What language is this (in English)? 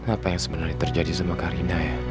Indonesian